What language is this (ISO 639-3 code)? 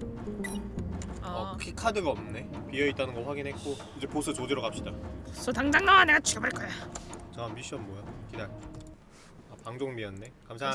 kor